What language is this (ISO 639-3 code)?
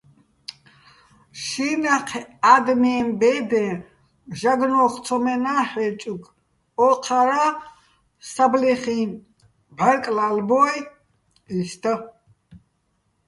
bbl